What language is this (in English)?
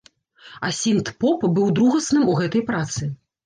Belarusian